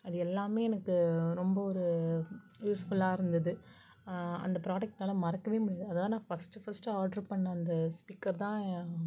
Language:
Tamil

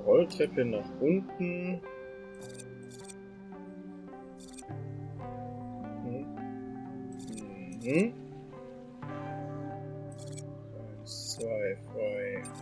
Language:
German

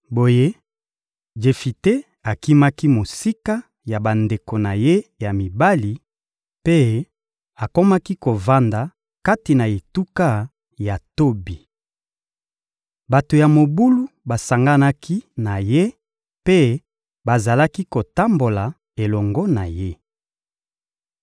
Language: Lingala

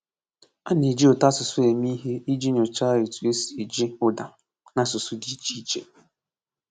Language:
Igbo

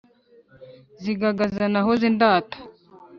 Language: Kinyarwanda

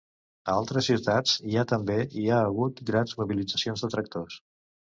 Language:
Catalan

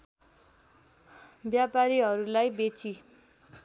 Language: Nepali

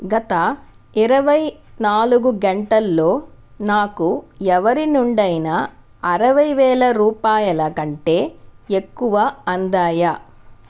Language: Telugu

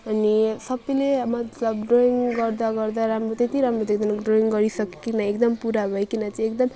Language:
Nepali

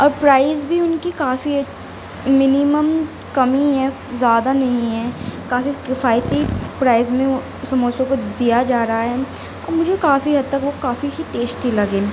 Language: Urdu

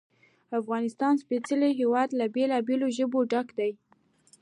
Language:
Pashto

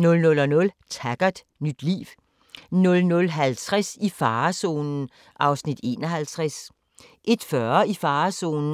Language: Danish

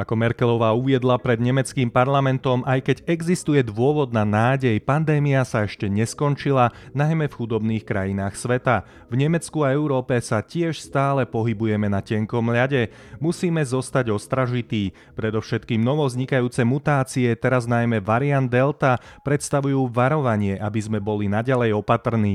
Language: Slovak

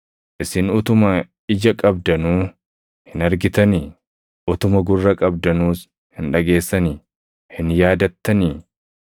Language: Oromo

